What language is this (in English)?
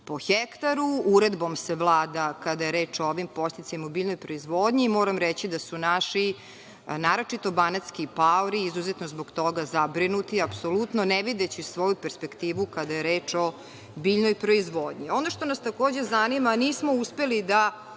Serbian